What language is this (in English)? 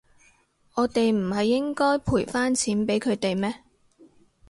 Cantonese